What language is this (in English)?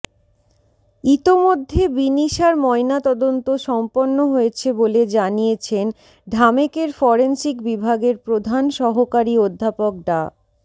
Bangla